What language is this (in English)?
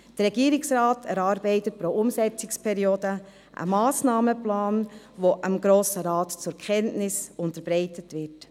Swiss German